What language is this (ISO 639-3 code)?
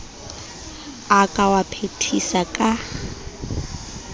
sot